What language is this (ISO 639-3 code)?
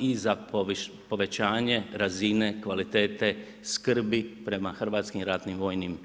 hrv